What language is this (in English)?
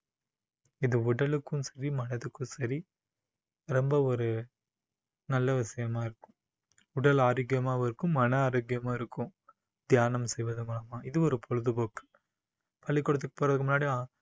Tamil